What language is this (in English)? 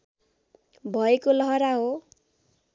Nepali